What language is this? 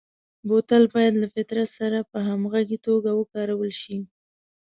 Pashto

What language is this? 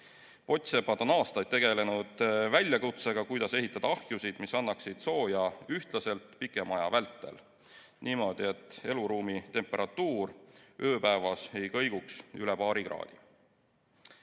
Estonian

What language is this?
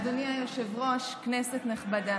Hebrew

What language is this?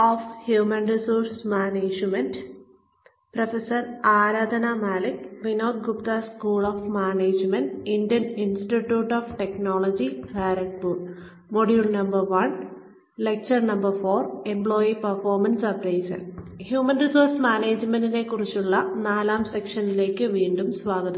Malayalam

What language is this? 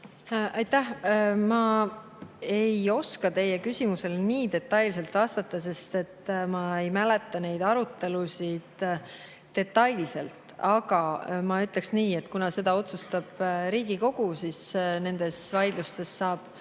Estonian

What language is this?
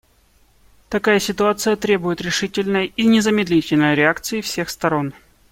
Russian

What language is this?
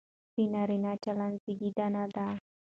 Pashto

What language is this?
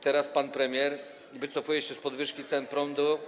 Polish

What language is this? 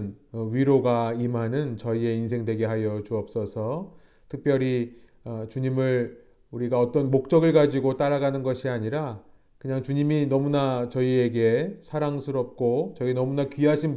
Korean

